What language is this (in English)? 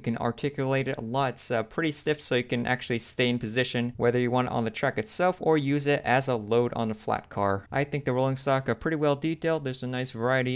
English